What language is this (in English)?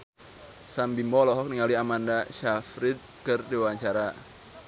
Sundanese